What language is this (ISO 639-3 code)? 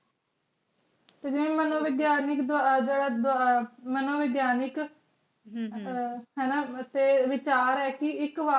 pan